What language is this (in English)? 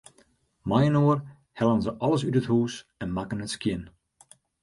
Western Frisian